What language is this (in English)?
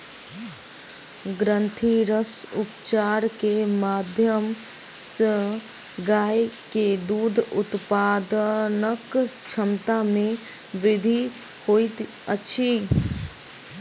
Maithili